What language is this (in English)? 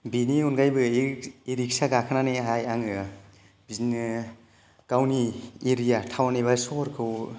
Bodo